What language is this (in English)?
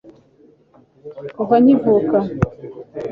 Kinyarwanda